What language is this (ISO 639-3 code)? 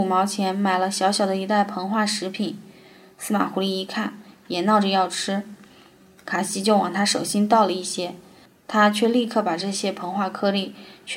zho